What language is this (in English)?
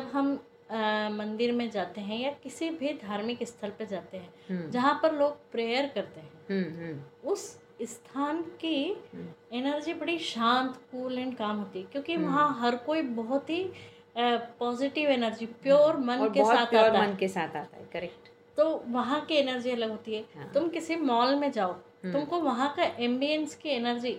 Hindi